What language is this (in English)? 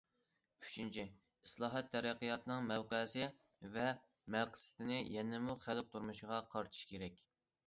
Uyghur